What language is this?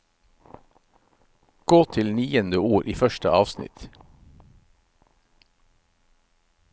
Norwegian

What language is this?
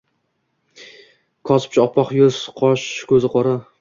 Uzbek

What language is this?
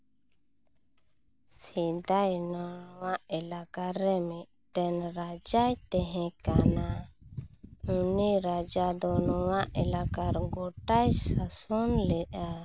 Santali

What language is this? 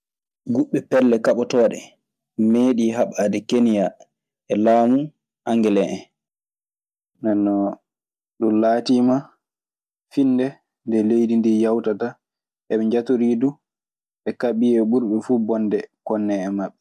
Maasina Fulfulde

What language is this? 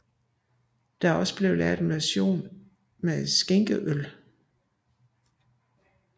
Danish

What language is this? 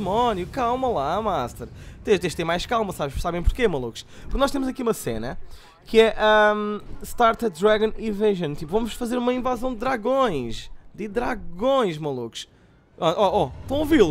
Portuguese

